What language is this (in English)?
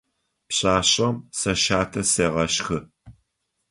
Adyghe